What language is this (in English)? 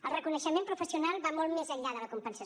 Catalan